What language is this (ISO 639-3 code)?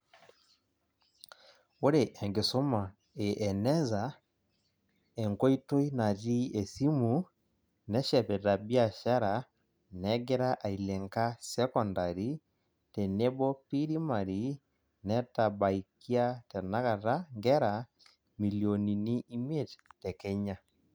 mas